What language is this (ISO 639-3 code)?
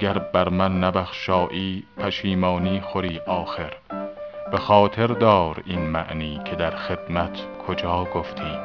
fas